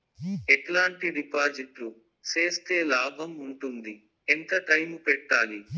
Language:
Telugu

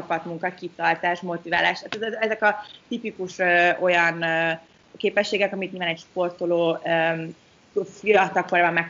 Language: Hungarian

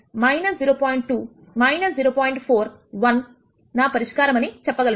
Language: Telugu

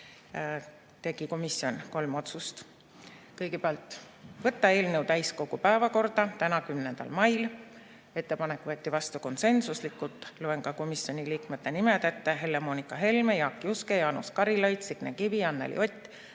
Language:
Estonian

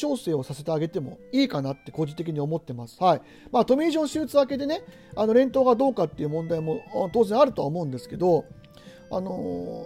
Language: Japanese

